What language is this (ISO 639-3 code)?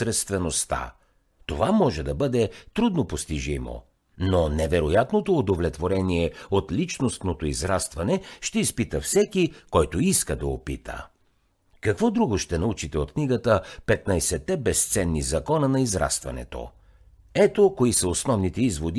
bul